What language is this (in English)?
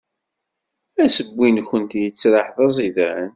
Kabyle